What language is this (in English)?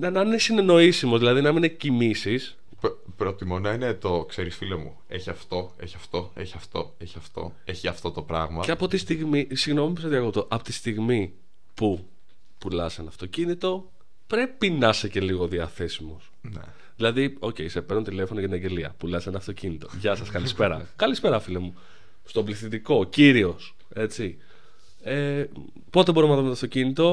Greek